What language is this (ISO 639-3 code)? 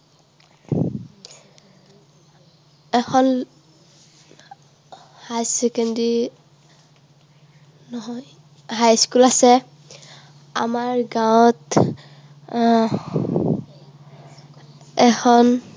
asm